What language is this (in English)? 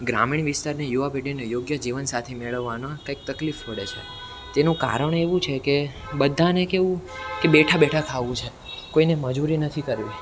Gujarati